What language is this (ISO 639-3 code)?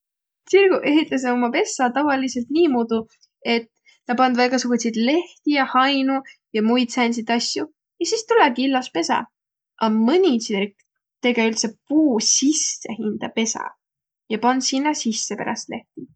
vro